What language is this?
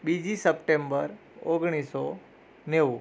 Gujarati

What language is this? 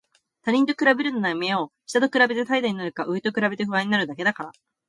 Japanese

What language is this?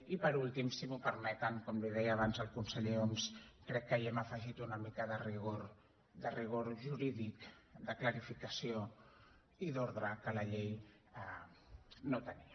Catalan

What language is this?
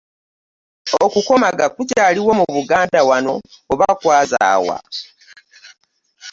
Ganda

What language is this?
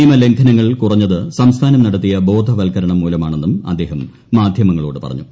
Malayalam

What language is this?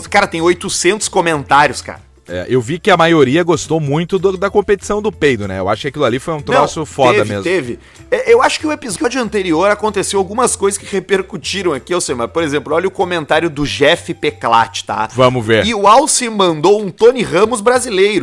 Portuguese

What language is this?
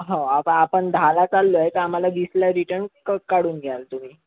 Marathi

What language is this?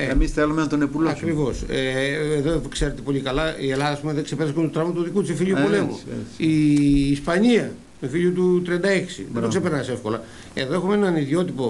Greek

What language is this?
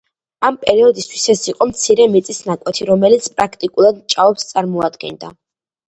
Georgian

